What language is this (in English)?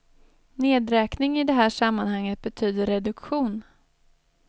Swedish